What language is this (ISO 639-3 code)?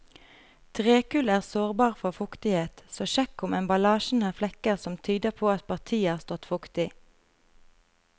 nor